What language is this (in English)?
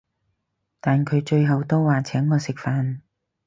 Cantonese